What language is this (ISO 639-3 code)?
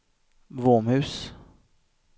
swe